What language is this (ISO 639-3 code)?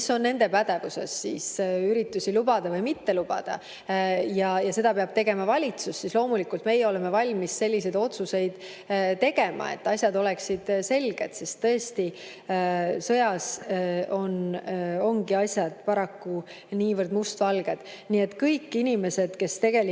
est